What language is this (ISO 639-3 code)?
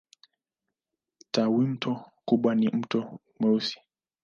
swa